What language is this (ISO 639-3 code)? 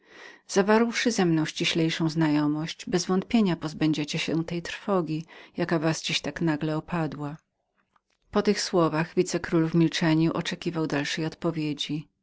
pol